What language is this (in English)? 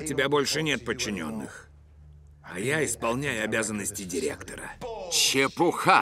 Russian